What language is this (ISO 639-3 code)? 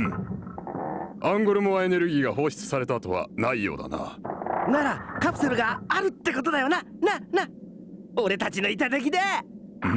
jpn